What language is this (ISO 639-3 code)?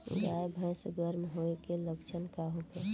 bho